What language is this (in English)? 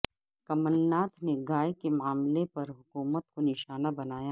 Urdu